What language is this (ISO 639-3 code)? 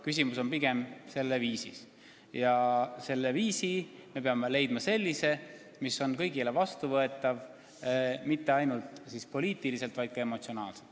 est